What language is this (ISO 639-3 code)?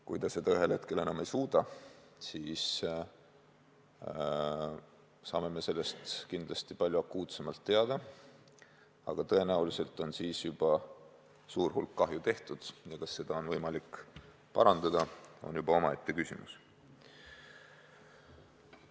est